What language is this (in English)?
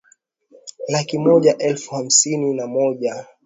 Swahili